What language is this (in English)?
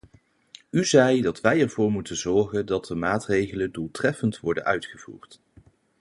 Dutch